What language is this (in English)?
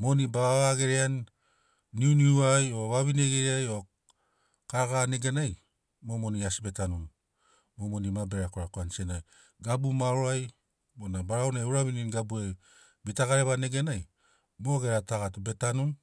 Sinaugoro